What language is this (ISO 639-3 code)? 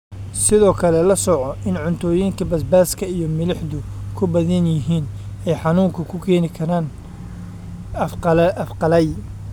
som